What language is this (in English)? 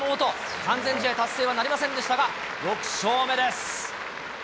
Japanese